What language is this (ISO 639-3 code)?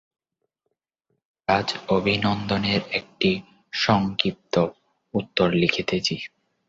ben